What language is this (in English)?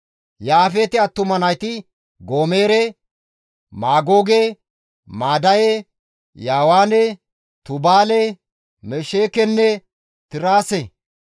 Gamo